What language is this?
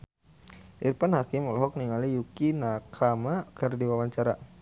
Sundanese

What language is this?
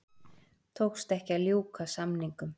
Icelandic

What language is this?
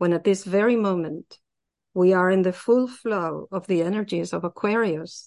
Greek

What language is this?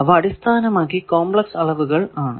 Malayalam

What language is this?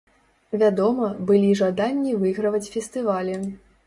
Belarusian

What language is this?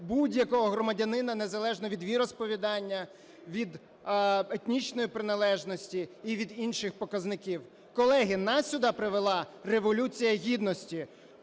Ukrainian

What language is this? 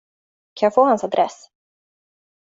Swedish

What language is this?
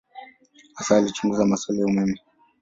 Swahili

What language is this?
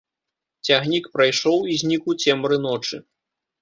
Belarusian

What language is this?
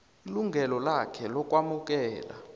South Ndebele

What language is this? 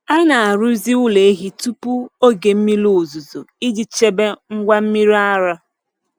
Igbo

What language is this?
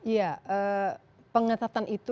Indonesian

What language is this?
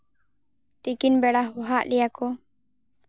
Santali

